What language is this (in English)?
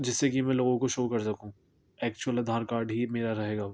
Urdu